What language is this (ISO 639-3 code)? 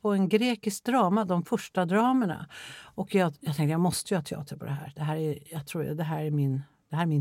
swe